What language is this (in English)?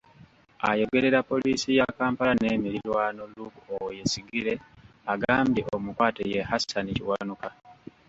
Ganda